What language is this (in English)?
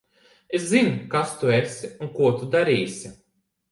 Latvian